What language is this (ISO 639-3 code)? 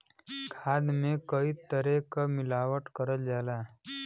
bho